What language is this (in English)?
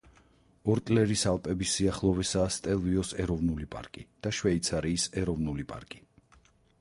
Georgian